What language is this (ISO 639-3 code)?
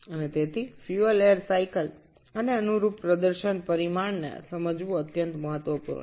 ben